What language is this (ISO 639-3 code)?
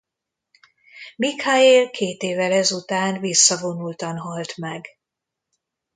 hun